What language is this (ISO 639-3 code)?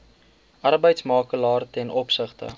afr